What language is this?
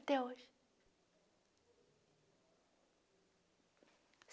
Portuguese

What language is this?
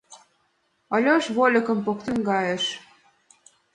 Mari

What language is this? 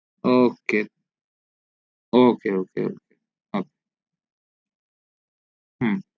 Bangla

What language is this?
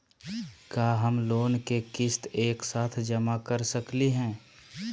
Magahi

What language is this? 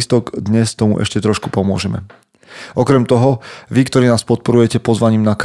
Slovak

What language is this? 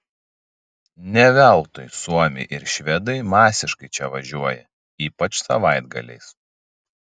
Lithuanian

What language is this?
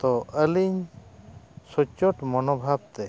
Santali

